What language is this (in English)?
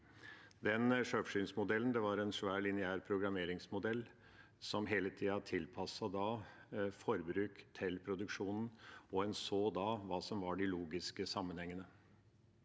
Norwegian